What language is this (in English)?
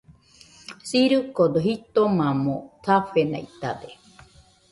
Nüpode Huitoto